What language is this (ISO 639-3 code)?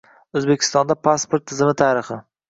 uzb